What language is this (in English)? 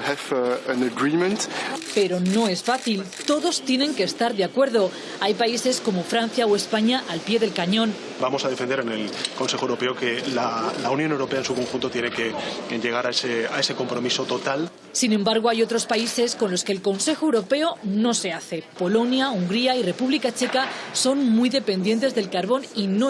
Spanish